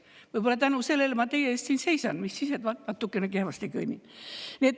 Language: Estonian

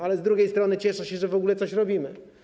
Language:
Polish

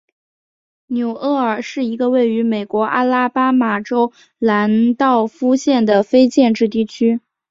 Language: Chinese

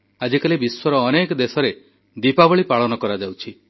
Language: Odia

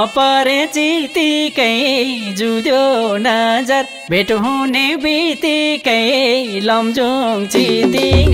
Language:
Thai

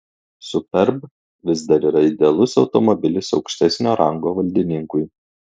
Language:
Lithuanian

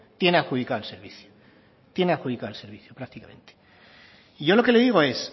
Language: Spanish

